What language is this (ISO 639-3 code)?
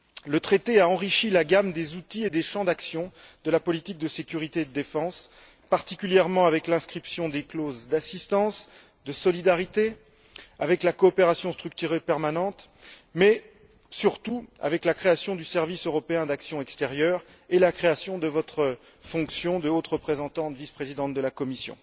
fra